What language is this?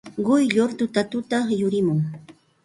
Santa Ana de Tusi Pasco Quechua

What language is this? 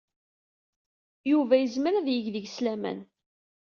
Kabyle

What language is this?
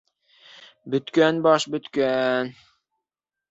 Bashkir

